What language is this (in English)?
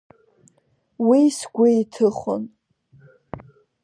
Abkhazian